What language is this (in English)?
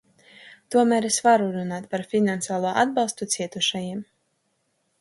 Latvian